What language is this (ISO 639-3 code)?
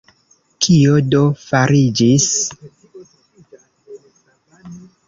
epo